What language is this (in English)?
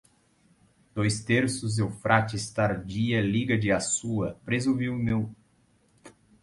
Portuguese